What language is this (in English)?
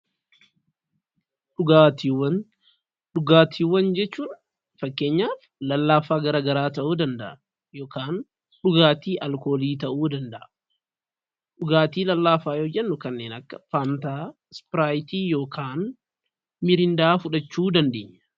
Oromo